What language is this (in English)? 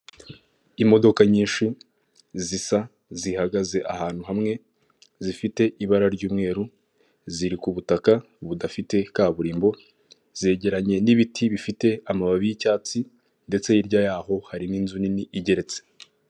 Kinyarwanda